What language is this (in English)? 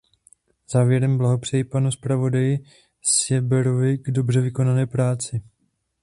Czech